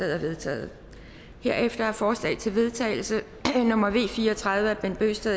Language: Danish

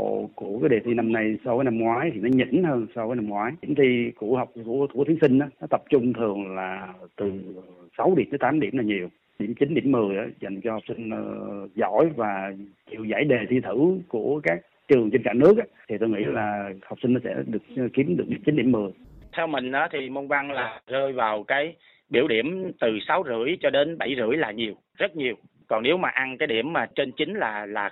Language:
Vietnamese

